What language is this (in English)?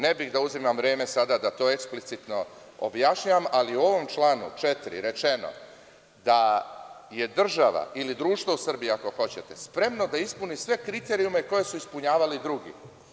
Serbian